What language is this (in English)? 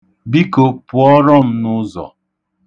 Igbo